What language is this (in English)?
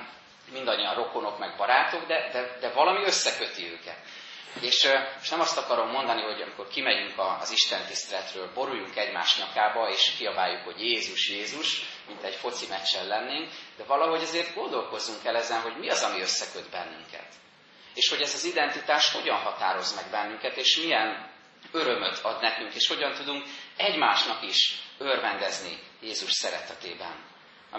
Hungarian